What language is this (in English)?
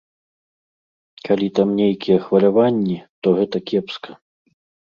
Belarusian